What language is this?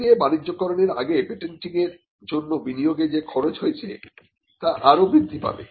Bangla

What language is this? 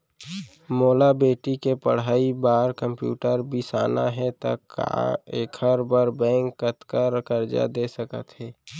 Chhattisgarhi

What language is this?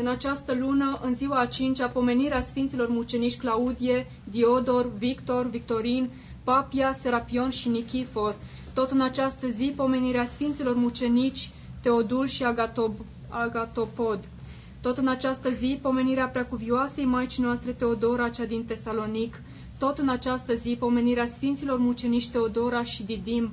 Romanian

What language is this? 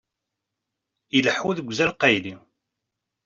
Kabyle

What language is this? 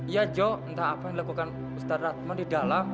Indonesian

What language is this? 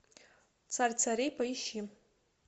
Russian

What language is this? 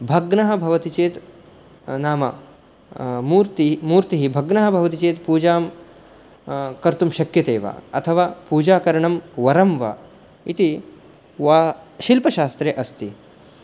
Sanskrit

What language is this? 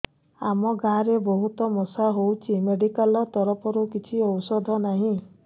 Odia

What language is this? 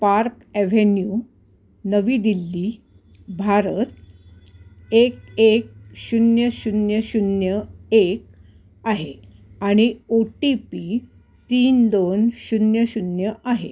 Marathi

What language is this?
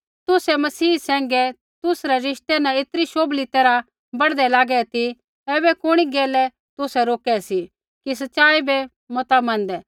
Kullu Pahari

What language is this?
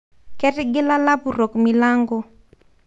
Masai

